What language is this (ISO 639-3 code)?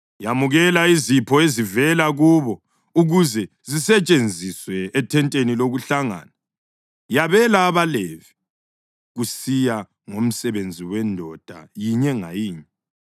nde